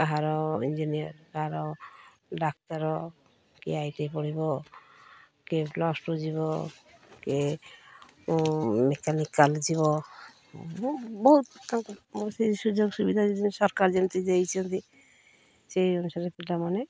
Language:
Odia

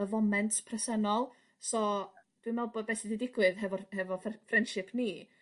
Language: Welsh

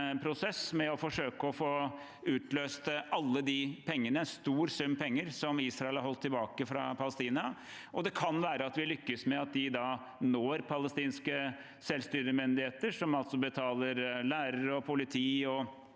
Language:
Norwegian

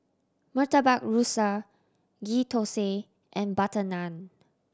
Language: English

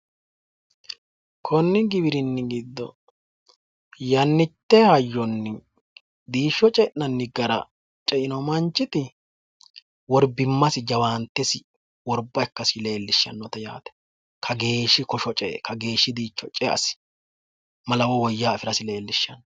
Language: Sidamo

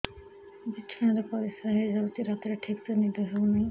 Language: Odia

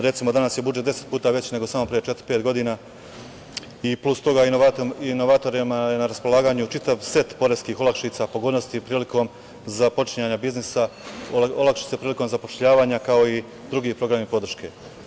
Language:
Serbian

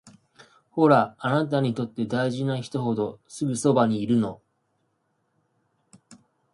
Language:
Japanese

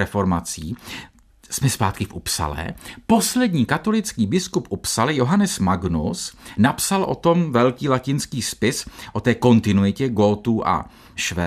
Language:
Czech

